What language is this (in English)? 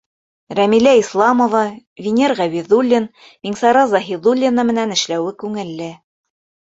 Bashkir